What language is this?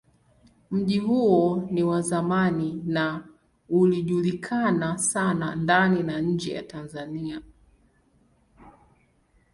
Swahili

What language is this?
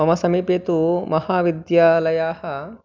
Sanskrit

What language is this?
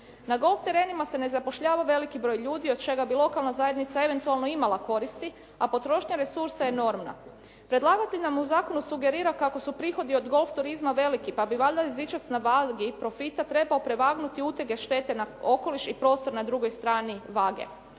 Croatian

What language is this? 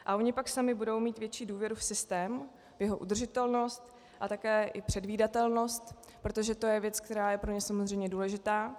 Czech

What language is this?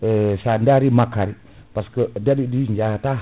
Fula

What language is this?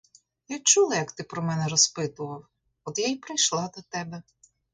Ukrainian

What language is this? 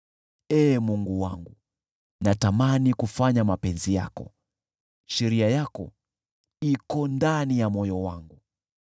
Swahili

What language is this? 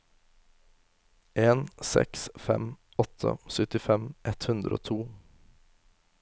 Norwegian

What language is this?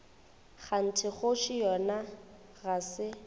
Northern Sotho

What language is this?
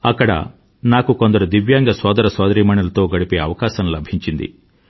Telugu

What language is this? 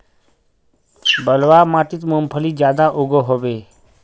Magahi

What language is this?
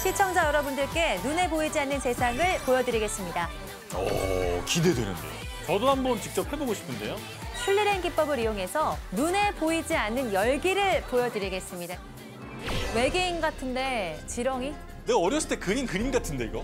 Korean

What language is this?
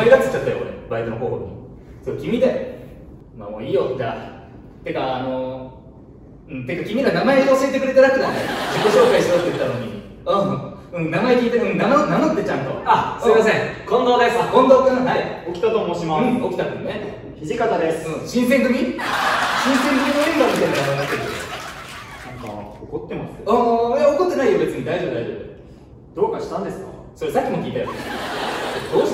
Japanese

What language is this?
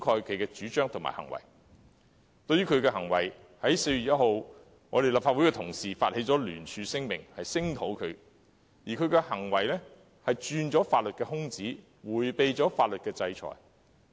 Cantonese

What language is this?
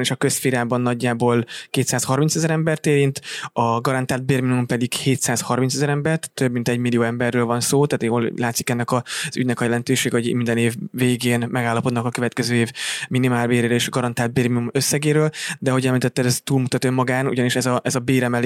Hungarian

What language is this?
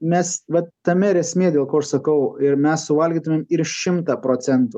Lithuanian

